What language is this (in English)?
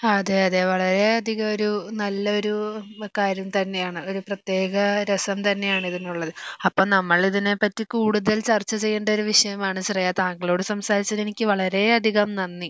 Malayalam